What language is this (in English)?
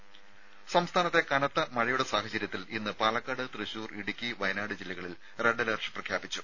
Malayalam